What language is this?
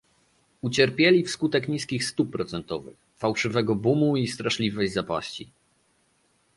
Polish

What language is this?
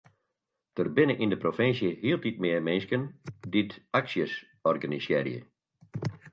Western Frisian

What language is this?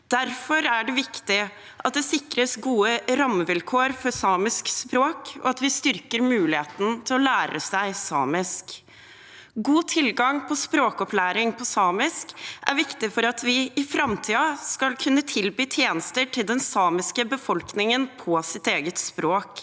Norwegian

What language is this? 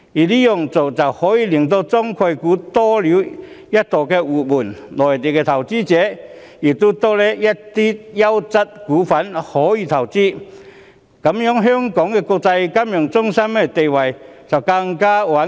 Cantonese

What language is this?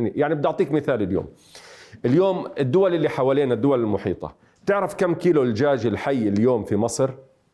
Arabic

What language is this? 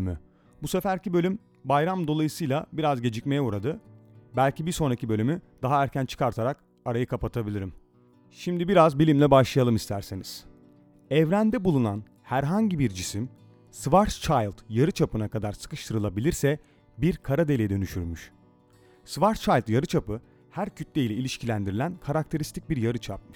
Turkish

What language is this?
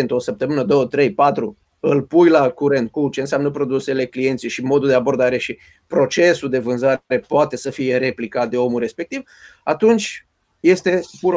Romanian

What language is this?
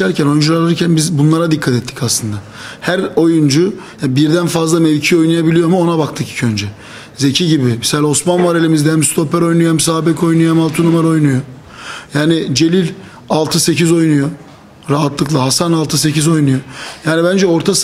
Turkish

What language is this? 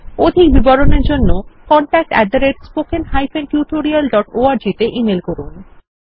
Bangla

